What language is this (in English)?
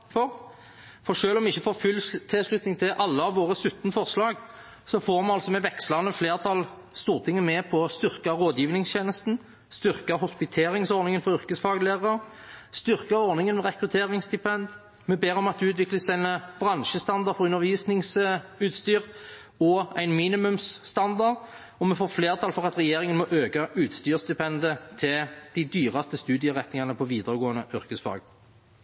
Norwegian Bokmål